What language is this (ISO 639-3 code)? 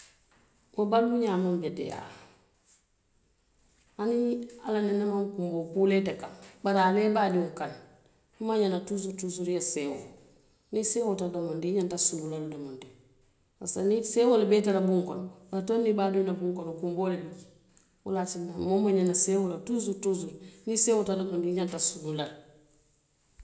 mlq